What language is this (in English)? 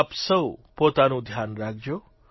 Gujarati